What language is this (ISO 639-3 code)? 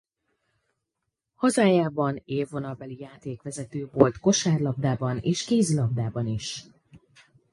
hun